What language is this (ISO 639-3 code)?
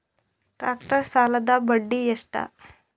kan